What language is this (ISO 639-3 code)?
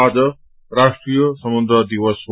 nep